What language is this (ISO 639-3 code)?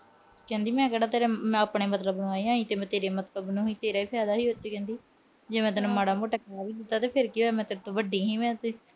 pan